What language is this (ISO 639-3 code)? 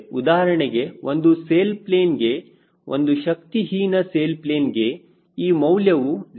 kan